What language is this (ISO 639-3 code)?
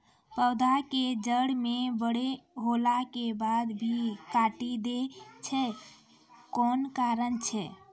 mai